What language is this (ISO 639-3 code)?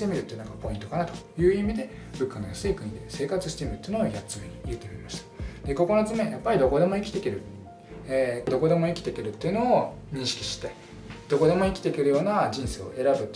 jpn